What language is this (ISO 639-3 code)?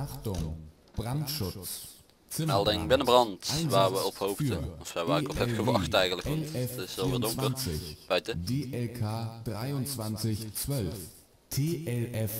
nld